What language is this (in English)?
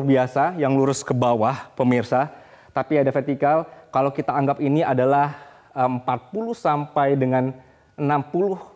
Indonesian